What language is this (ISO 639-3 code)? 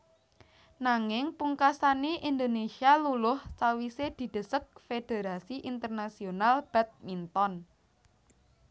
jav